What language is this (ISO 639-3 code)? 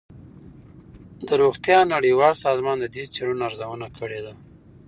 pus